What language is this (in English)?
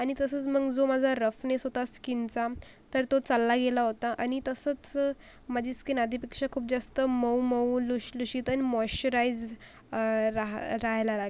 Marathi